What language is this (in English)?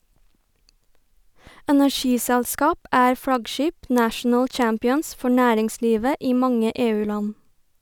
Norwegian